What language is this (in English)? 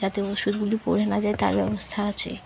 Bangla